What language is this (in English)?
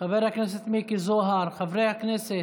Hebrew